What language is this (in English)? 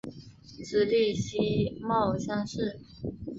Chinese